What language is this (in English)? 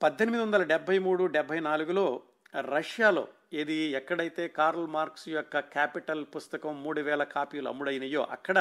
Telugu